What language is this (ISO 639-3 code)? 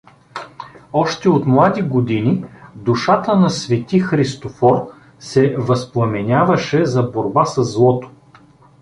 bul